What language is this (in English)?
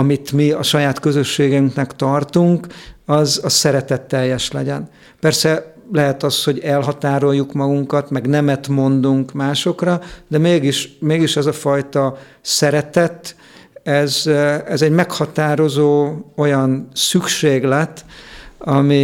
Hungarian